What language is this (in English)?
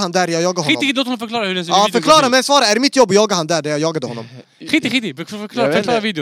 Swedish